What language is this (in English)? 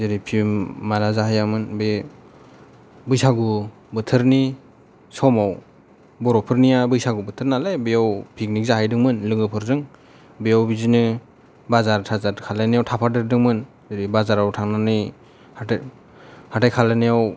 Bodo